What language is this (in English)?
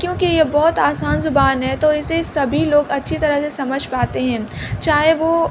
Urdu